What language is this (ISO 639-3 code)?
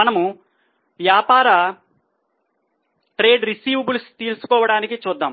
tel